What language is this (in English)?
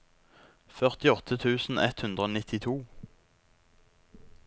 Norwegian